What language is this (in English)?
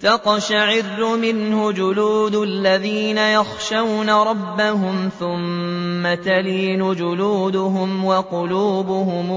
Arabic